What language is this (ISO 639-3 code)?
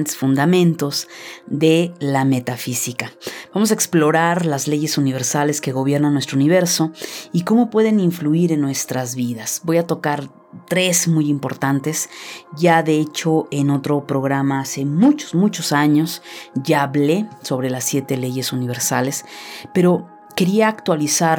spa